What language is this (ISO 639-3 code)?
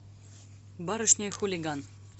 rus